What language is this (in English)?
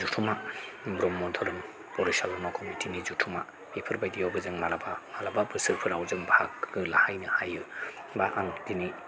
Bodo